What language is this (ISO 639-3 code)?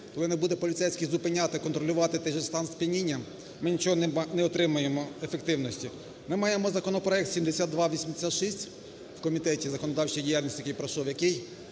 ukr